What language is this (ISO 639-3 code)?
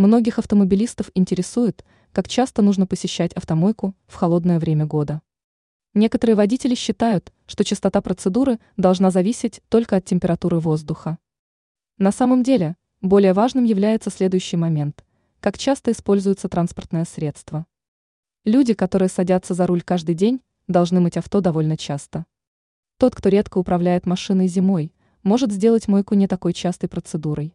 rus